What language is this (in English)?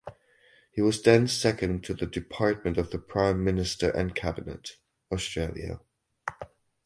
English